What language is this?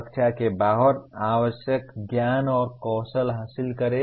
Hindi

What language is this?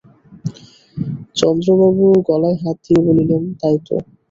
Bangla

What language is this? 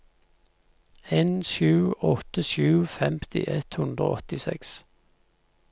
Norwegian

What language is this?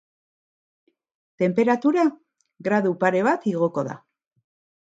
Basque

